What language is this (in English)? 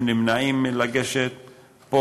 Hebrew